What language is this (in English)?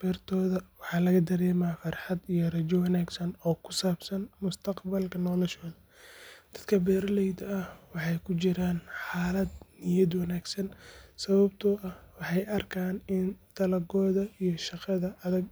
Somali